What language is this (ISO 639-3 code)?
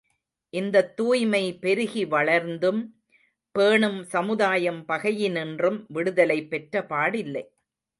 tam